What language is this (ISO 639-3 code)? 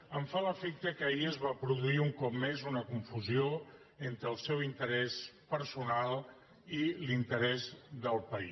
cat